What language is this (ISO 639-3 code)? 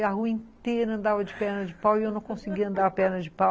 por